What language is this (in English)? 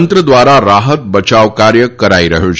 Gujarati